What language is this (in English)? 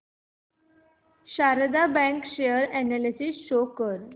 Marathi